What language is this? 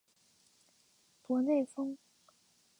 Chinese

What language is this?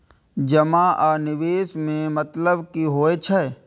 Maithili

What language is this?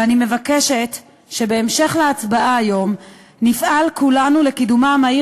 Hebrew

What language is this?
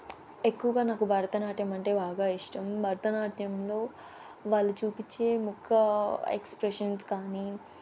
Telugu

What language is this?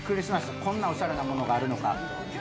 Japanese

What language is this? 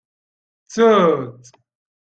Kabyle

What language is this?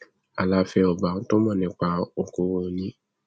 Yoruba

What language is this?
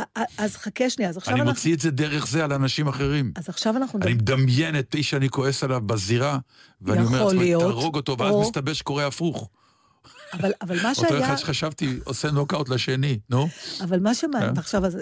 Hebrew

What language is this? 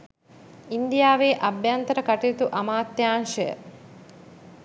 Sinhala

